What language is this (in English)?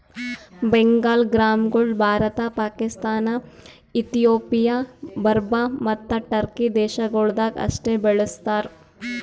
Kannada